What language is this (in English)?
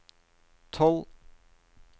Norwegian